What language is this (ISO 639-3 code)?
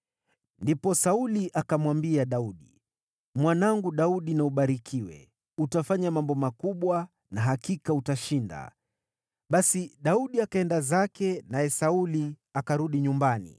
swa